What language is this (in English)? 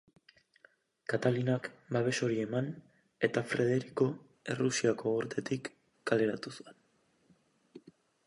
Basque